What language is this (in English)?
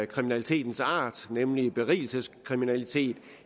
Danish